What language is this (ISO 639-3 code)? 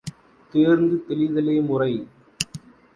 tam